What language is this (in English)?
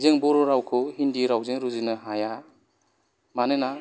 Bodo